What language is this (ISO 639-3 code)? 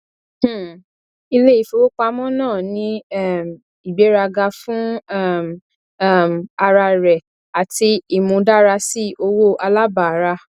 yor